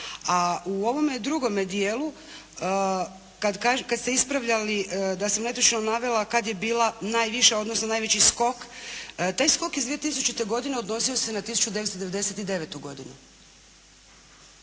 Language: Croatian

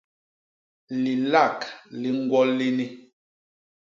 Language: Basaa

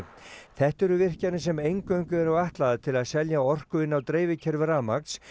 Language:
Icelandic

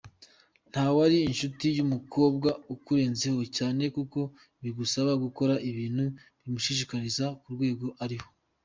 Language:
Kinyarwanda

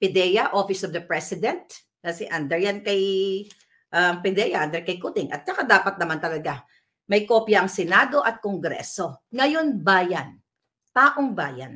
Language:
Filipino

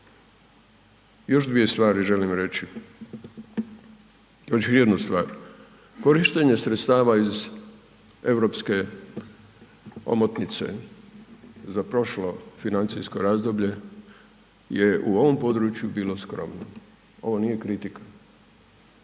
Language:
Croatian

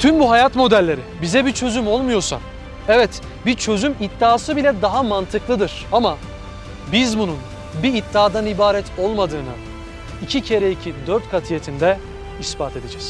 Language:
Turkish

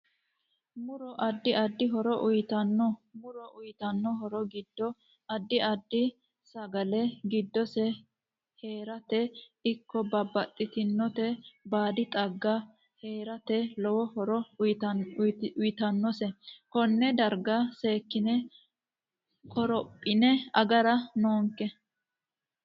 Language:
Sidamo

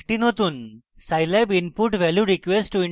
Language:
Bangla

